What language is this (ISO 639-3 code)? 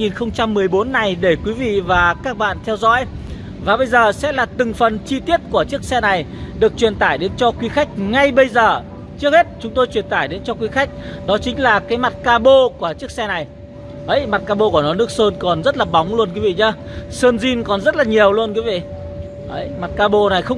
vie